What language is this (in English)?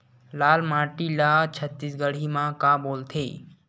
Chhattisgarhi